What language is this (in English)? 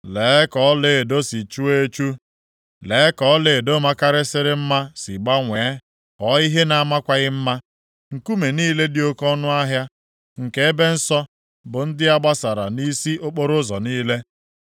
Igbo